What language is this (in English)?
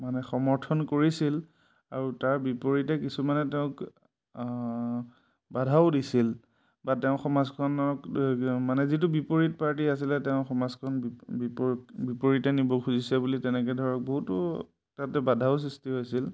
Assamese